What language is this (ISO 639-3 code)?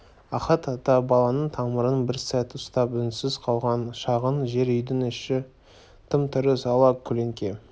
kaz